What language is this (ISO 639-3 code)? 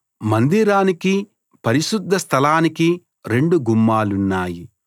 tel